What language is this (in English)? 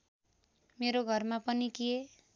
Nepali